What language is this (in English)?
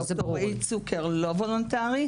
Hebrew